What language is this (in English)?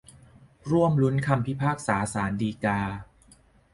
Thai